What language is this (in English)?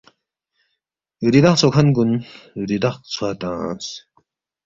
Balti